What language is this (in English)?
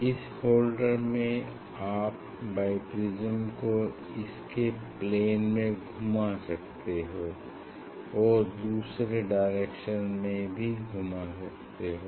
Hindi